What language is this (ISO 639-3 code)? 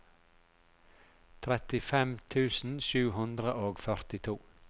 nor